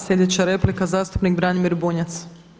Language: Croatian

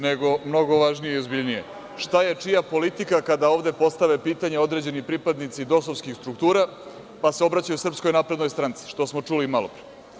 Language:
Serbian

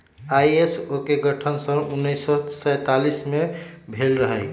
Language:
Magahi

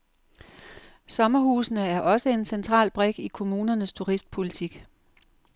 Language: Danish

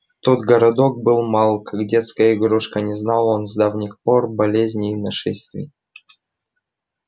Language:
Russian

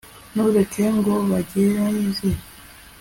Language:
Kinyarwanda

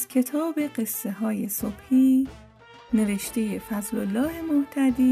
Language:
Persian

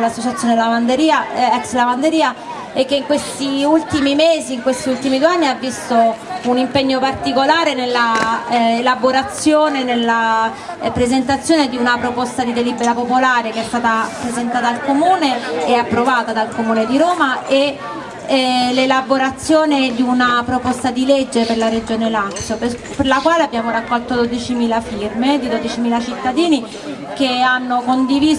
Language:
Italian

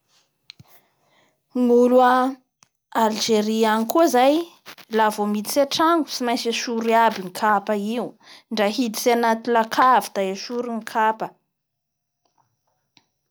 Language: Bara Malagasy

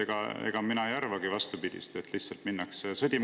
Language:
Estonian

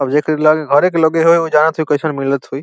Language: Bhojpuri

